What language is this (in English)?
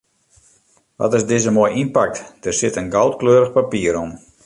Western Frisian